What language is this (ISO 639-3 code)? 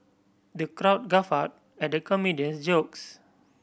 eng